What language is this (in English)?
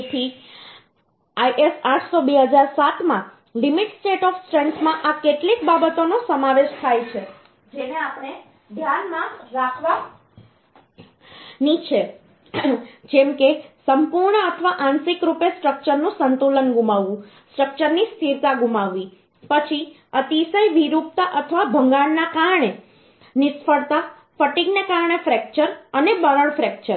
Gujarati